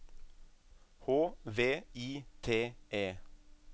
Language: Norwegian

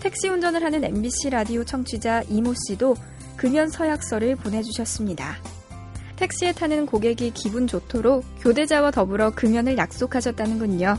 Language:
Korean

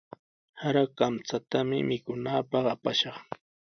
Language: Sihuas Ancash Quechua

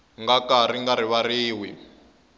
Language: Tsonga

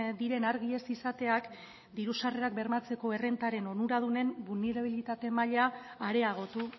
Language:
Basque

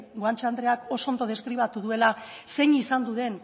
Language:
Basque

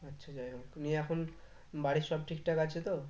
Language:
Bangla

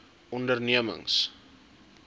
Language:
Afrikaans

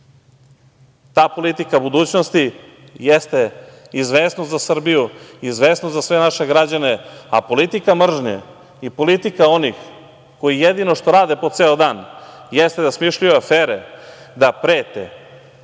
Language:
Serbian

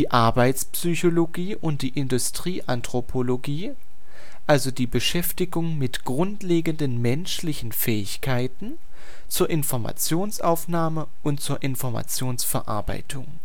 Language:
German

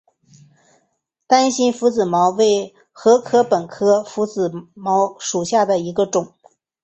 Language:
Chinese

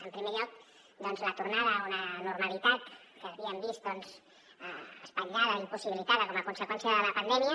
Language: Catalan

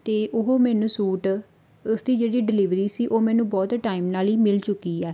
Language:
Punjabi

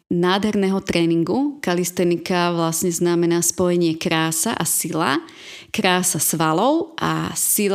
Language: Slovak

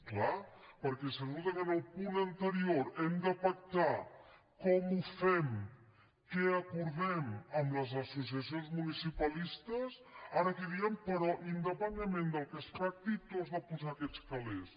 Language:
Catalan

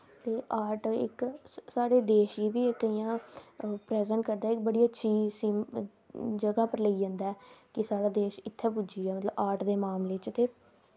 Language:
Dogri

